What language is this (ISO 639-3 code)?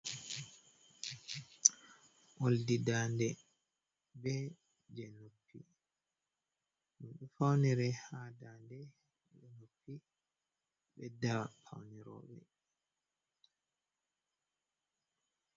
ful